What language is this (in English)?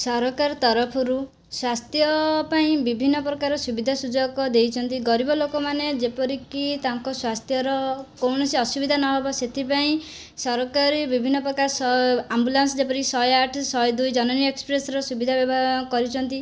Odia